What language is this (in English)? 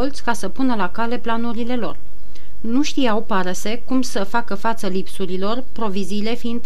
Romanian